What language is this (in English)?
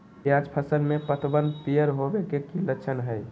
Magahi